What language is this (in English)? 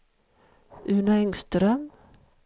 Swedish